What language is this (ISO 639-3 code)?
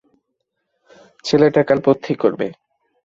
ben